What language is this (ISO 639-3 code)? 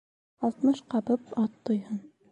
bak